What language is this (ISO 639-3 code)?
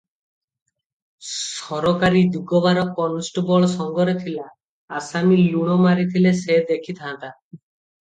ori